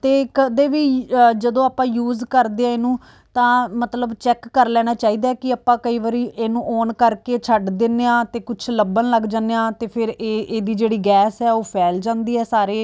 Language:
Punjabi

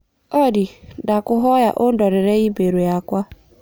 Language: Kikuyu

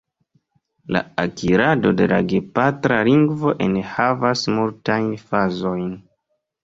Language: Esperanto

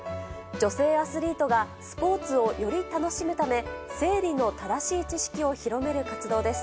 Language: Japanese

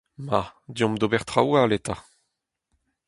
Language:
Breton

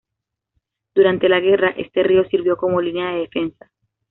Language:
Spanish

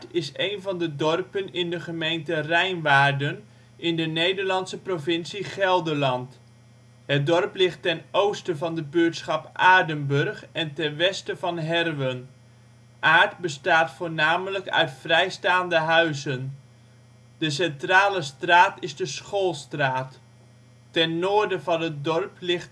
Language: Dutch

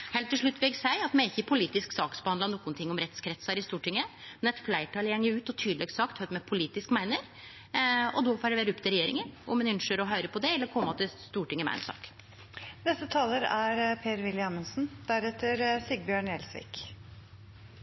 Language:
Norwegian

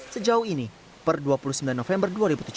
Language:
Indonesian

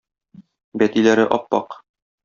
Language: Tatar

